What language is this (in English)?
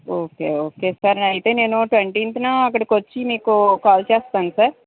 Telugu